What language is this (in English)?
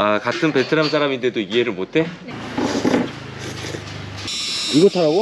Korean